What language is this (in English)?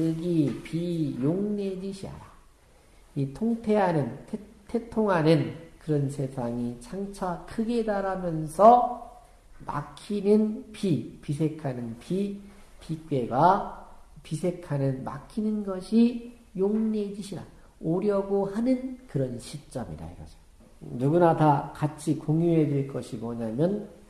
Korean